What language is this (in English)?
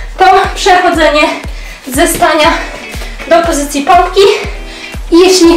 Polish